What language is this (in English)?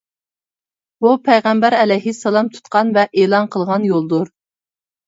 Uyghur